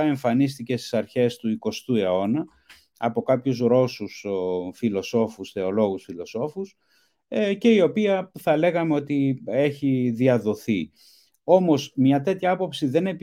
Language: Greek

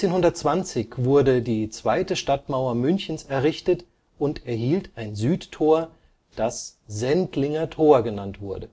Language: German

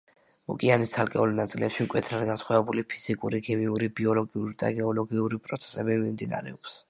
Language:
Georgian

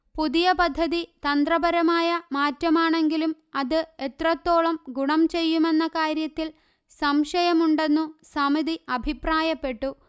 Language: Malayalam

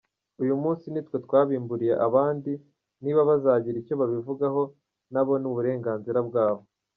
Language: Kinyarwanda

